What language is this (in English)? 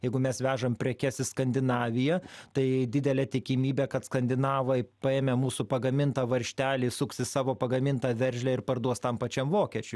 Lithuanian